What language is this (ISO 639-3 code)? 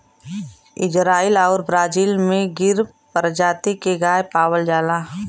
bho